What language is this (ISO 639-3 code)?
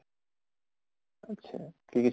asm